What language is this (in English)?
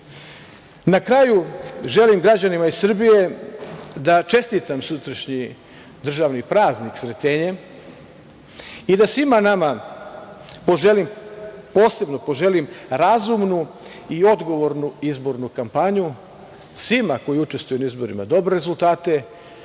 Serbian